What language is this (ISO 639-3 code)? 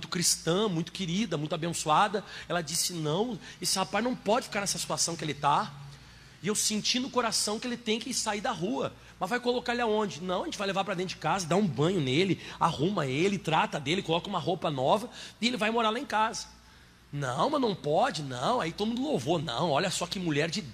por